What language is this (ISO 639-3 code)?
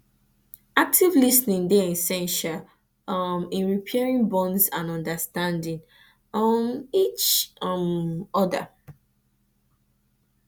pcm